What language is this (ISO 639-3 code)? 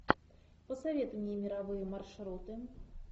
rus